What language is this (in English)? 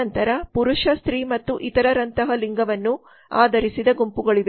Kannada